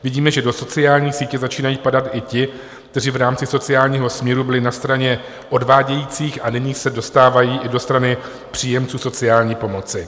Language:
Czech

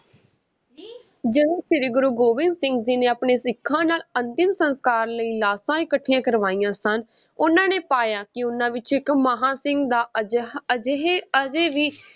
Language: Punjabi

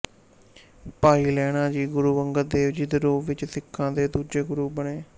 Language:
Punjabi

